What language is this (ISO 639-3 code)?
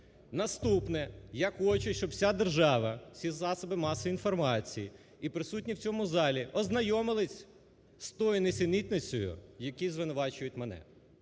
ukr